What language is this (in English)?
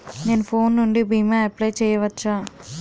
Telugu